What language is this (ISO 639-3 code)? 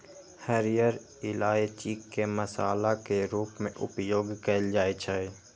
mai